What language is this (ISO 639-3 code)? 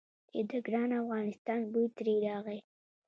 pus